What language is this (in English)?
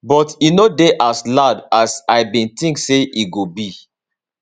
Nigerian Pidgin